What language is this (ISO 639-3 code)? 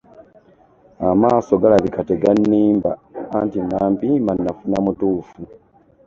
lug